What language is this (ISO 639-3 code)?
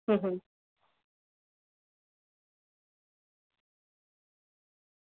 guj